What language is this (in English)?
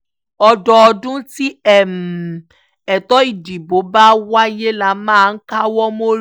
Yoruba